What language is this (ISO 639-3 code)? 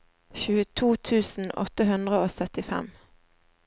nor